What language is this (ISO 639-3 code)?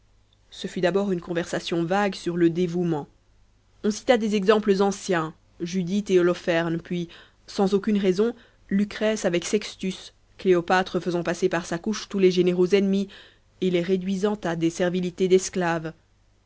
fra